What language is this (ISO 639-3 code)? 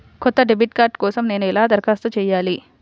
tel